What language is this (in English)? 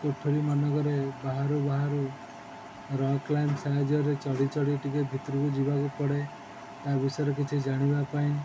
Odia